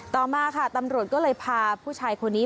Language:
Thai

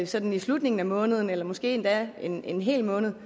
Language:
Danish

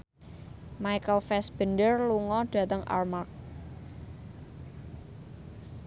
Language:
Javanese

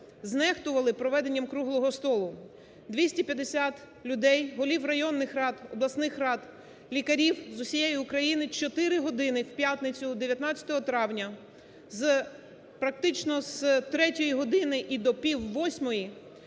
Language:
Ukrainian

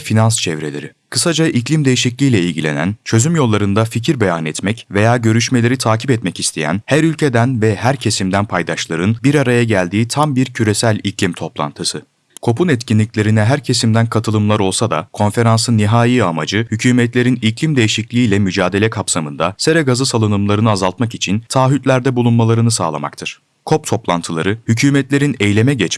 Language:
Turkish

